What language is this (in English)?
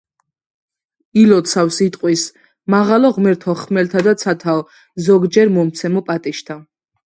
Georgian